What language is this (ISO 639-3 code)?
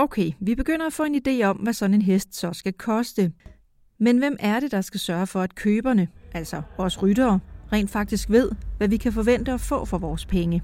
dan